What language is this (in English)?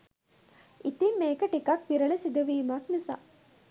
Sinhala